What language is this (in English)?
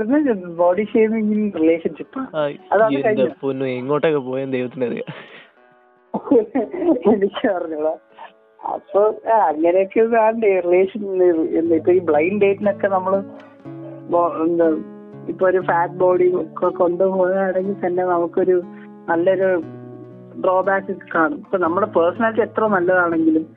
Malayalam